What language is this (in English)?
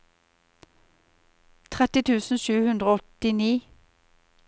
Norwegian